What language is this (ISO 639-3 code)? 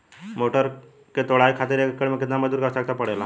bho